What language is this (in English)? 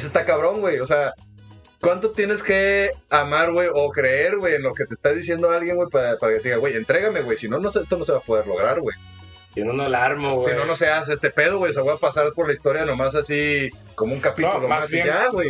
Spanish